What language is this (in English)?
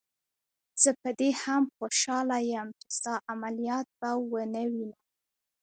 Pashto